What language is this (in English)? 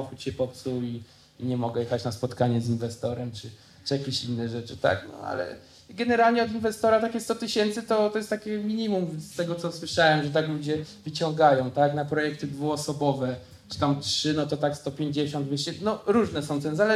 Polish